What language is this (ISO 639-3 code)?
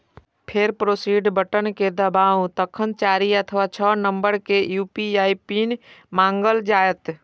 mai